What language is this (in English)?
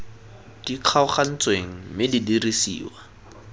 Tswana